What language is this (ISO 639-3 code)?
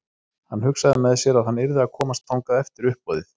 isl